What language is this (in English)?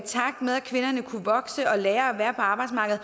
Danish